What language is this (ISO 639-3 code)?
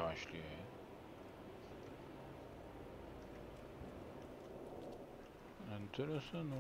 tur